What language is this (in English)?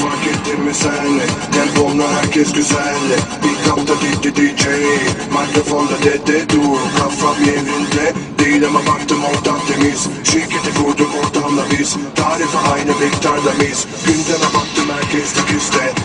Hungarian